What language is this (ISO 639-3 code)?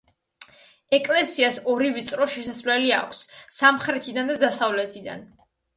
kat